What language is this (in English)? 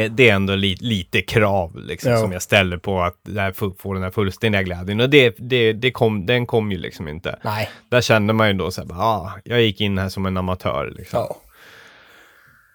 Swedish